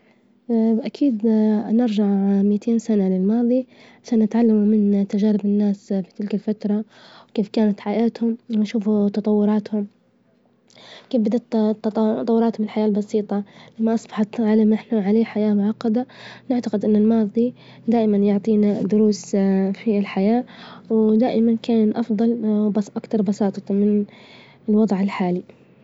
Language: Libyan Arabic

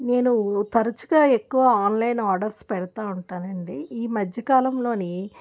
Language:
Telugu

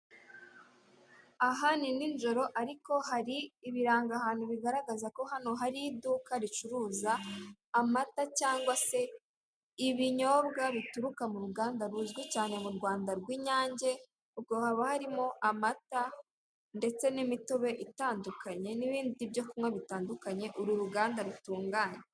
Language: Kinyarwanda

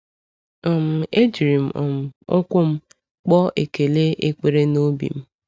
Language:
Igbo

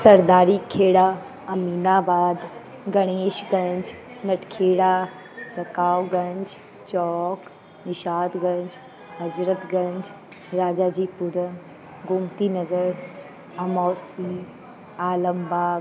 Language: Sindhi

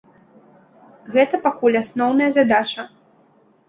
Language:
Belarusian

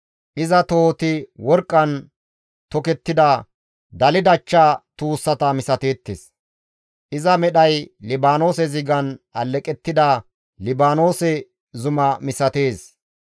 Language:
Gamo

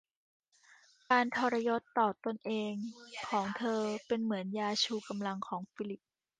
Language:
Thai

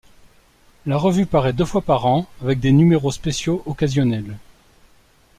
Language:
French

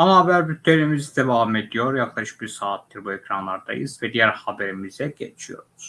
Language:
Turkish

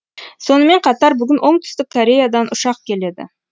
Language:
Kazakh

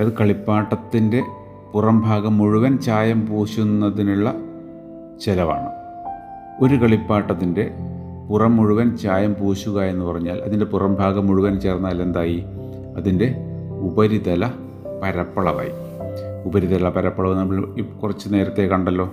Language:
Malayalam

